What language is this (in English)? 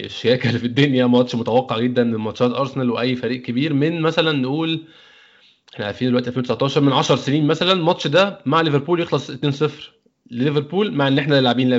Arabic